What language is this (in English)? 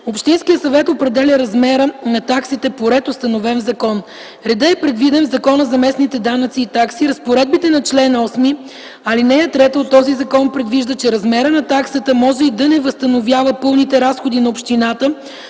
Bulgarian